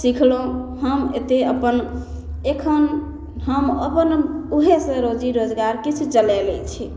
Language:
Maithili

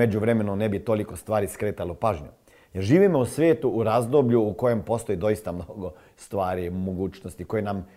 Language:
Croatian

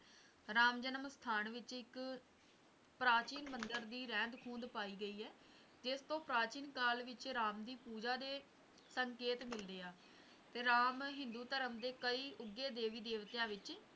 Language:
Punjabi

